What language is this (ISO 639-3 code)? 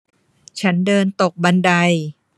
tha